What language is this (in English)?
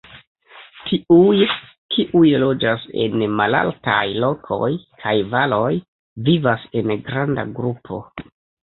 Esperanto